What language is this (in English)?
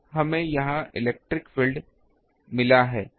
Hindi